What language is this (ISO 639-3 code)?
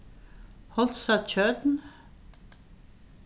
fao